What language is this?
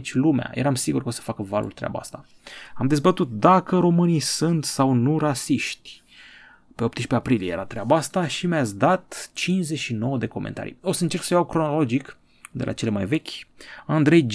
Romanian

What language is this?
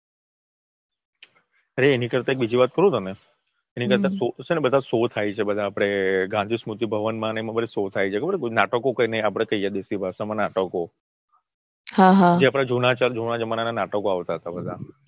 Gujarati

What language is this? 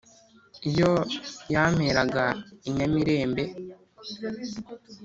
Kinyarwanda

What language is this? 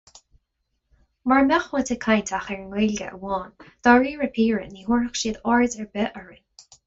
Irish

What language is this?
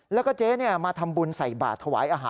Thai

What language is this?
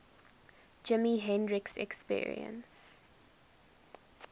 English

